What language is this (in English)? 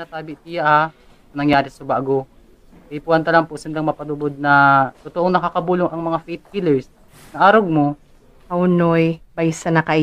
Filipino